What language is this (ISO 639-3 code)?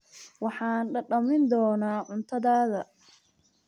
som